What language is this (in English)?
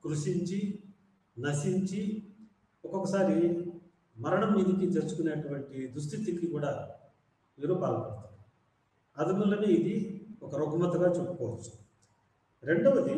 Indonesian